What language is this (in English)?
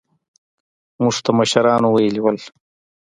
Pashto